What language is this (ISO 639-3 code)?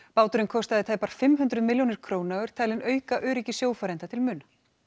isl